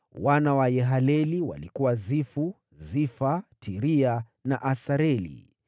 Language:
Swahili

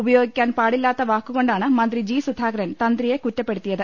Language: Malayalam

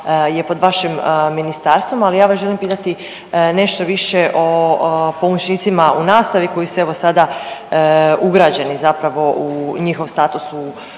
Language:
Croatian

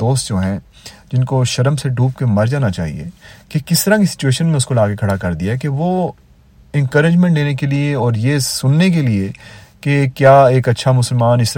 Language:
Urdu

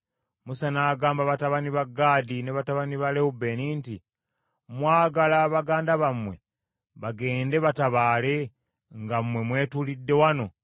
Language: Ganda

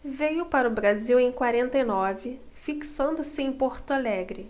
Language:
Portuguese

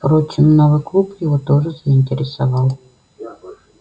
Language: Russian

